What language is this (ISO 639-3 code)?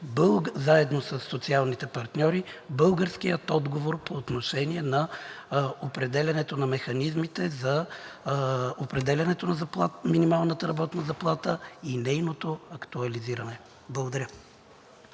bul